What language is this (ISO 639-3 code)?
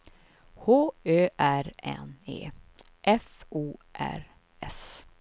swe